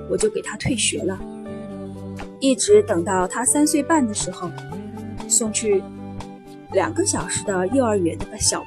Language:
Chinese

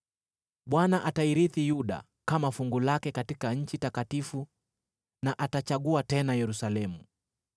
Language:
Swahili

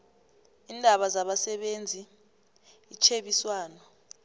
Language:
South Ndebele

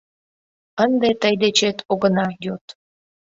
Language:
Mari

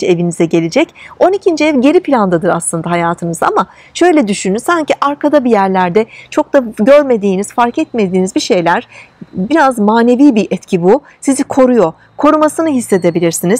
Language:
Turkish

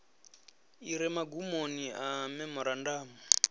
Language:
Venda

